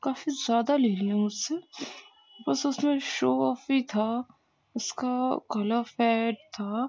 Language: Urdu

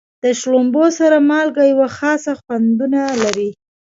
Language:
Pashto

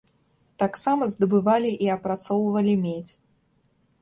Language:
Belarusian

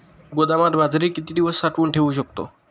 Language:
Marathi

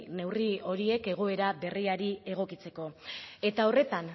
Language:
Basque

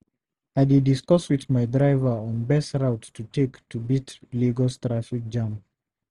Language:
Nigerian Pidgin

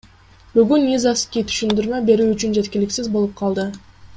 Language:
Kyrgyz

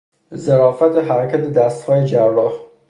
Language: Persian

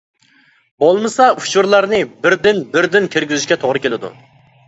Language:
Uyghur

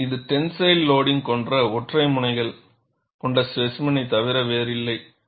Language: Tamil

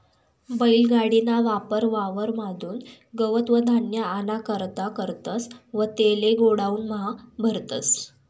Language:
Marathi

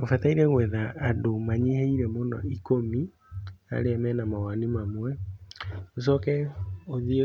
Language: Kikuyu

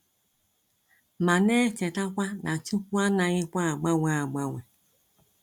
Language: Igbo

